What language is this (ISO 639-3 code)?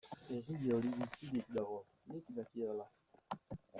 eus